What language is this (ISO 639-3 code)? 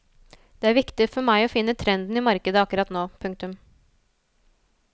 nor